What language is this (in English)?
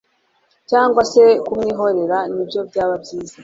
Kinyarwanda